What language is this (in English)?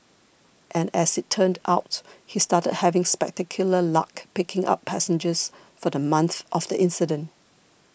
English